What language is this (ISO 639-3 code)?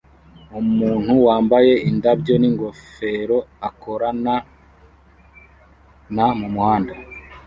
kin